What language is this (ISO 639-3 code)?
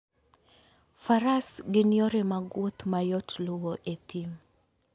luo